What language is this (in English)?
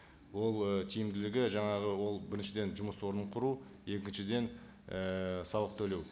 Kazakh